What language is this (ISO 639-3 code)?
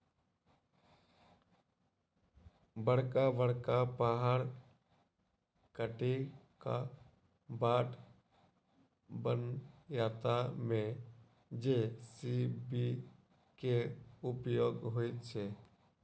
mai